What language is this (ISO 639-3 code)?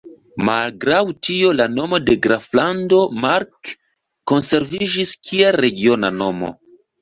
epo